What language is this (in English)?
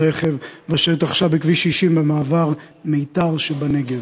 Hebrew